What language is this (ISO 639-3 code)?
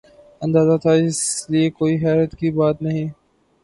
urd